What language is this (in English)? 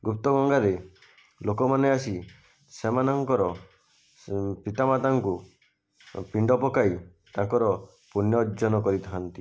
Odia